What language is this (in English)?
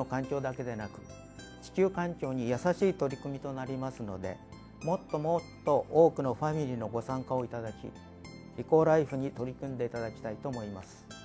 Japanese